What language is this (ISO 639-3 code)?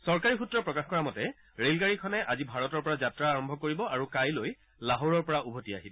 asm